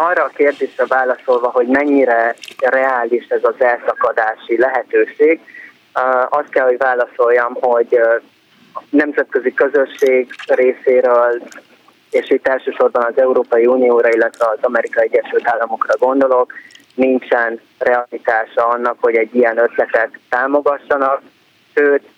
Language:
Hungarian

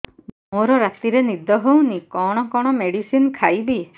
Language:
Odia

